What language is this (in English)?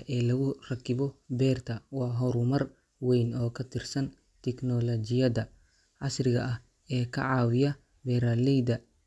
Somali